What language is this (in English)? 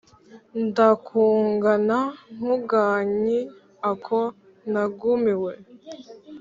Kinyarwanda